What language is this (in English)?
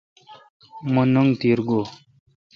Kalkoti